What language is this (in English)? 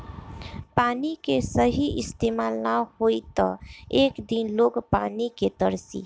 Bhojpuri